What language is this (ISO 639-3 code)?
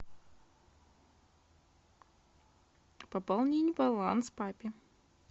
rus